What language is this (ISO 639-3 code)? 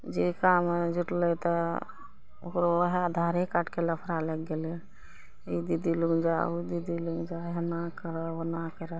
mai